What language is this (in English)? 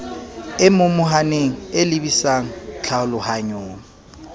Southern Sotho